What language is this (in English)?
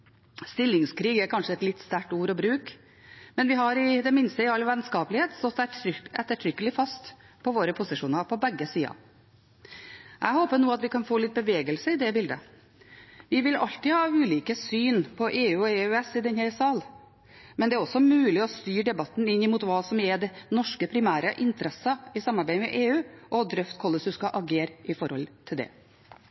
Norwegian Bokmål